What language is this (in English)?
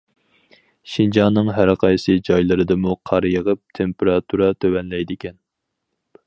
Uyghur